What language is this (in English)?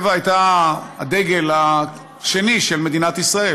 Hebrew